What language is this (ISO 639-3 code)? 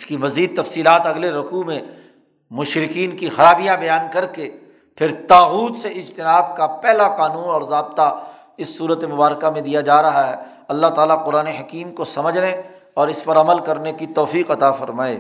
urd